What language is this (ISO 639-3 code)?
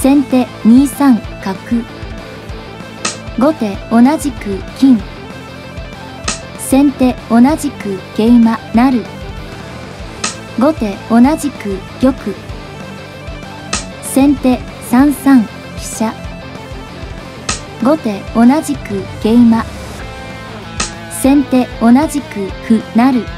jpn